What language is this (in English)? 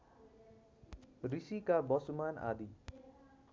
Nepali